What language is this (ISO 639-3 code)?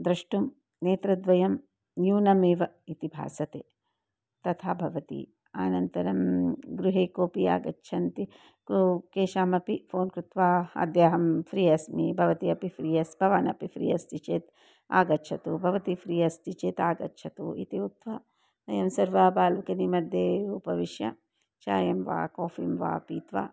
san